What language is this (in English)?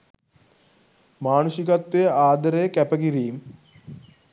Sinhala